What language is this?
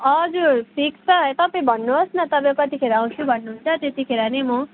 Nepali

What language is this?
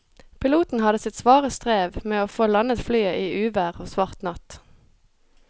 Norwegian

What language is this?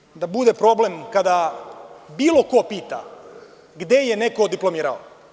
Serbian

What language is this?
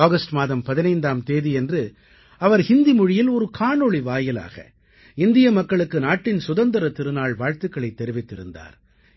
Tamil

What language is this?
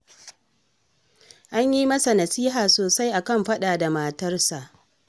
Hausa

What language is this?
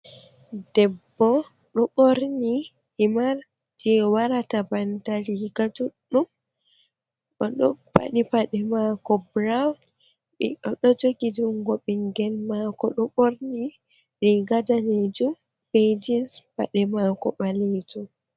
Fula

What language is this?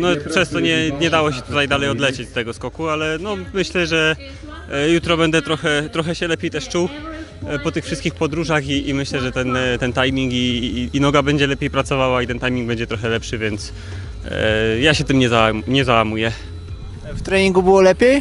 Polish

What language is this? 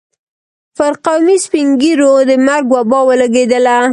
Pashto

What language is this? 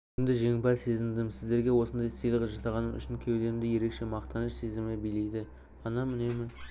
Kazakh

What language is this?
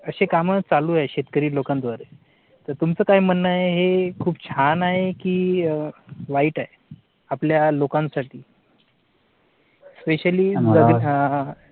Marathi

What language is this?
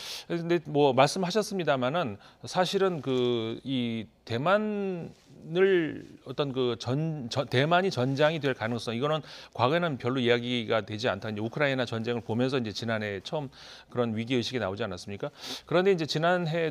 Korean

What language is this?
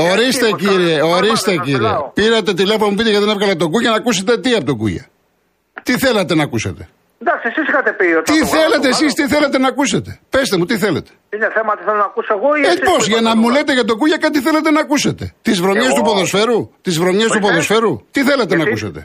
Greek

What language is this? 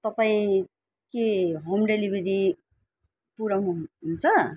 Nepali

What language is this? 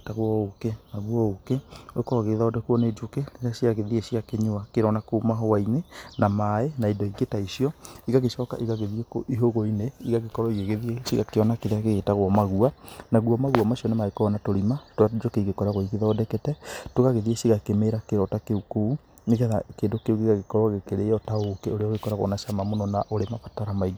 Kikuyu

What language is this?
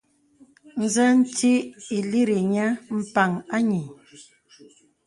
Bebele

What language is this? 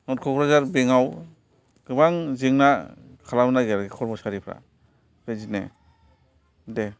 Bodo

